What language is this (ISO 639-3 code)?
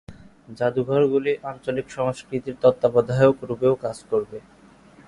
ben